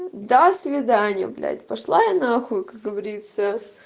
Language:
Russian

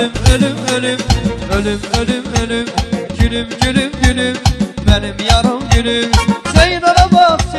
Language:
Turkish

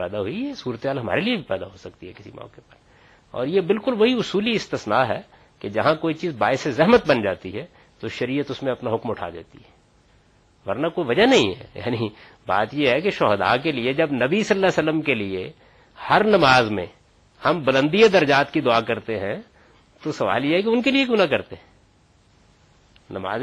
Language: Urdu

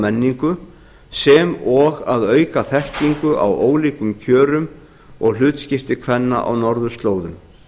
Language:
Icelandic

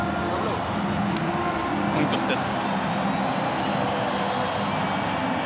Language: Japanese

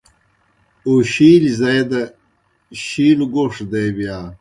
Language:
Kohistani Shina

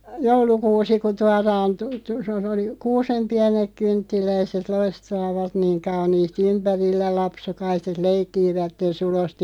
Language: Finnish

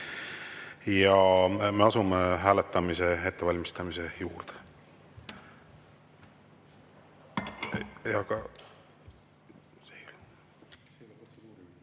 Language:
Estonian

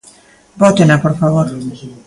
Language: Galician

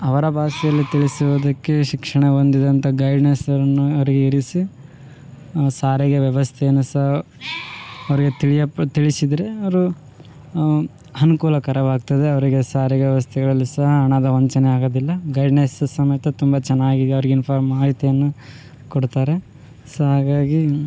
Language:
Kannada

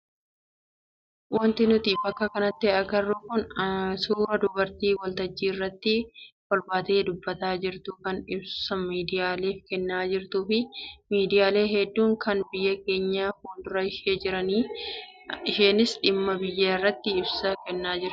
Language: Oromo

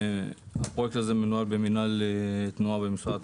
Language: Hebrew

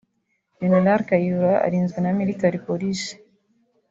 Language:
Kinyarwanda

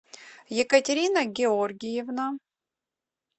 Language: Russian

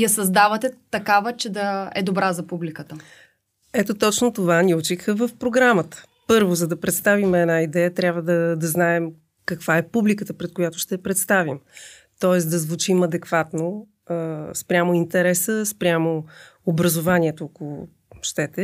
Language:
Bulgarian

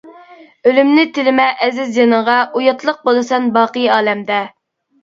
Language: Uyghur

